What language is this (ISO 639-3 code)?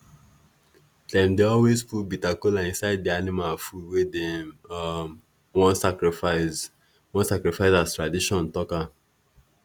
pcm